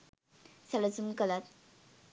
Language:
Sinhala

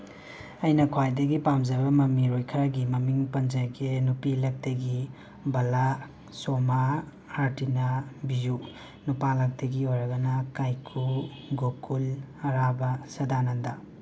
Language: Manipuri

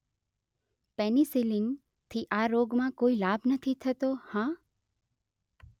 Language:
Gujarati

